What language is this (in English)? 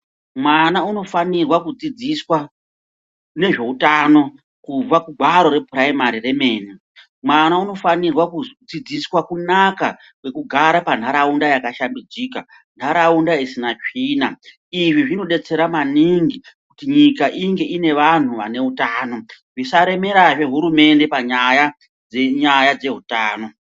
Ndau